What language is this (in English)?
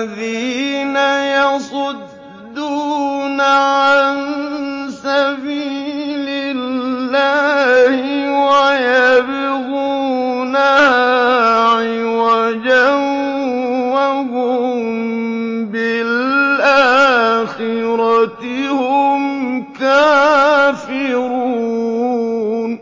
Arabic